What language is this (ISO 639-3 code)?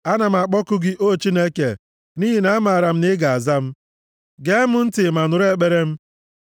ibo